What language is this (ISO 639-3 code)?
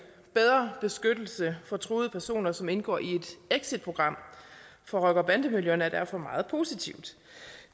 dan